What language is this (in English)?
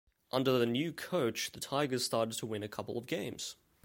English